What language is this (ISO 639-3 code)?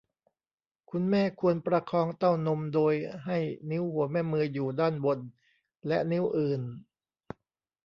tha